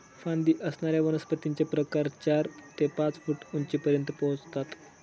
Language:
Marathi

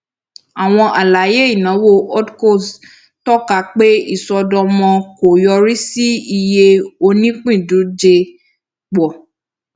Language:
Yoruba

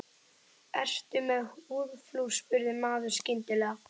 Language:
Icelandic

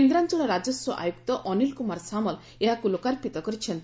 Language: Odia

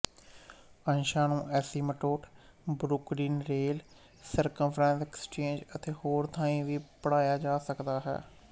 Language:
Punjabi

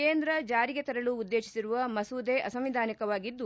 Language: Kannada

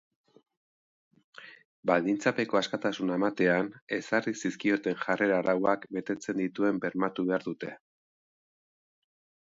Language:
Basque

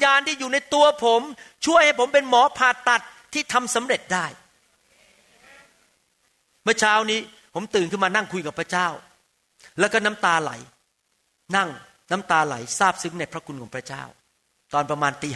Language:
Thai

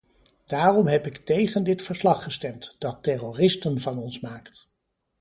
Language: Dutch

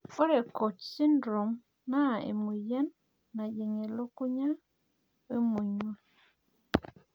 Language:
Masai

